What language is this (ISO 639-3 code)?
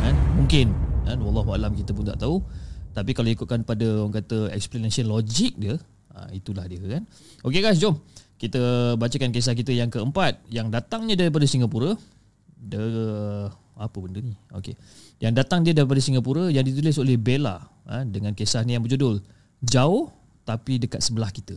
msa